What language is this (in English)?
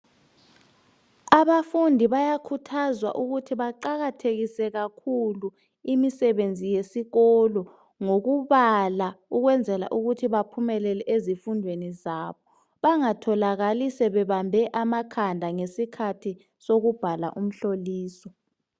North Ndebele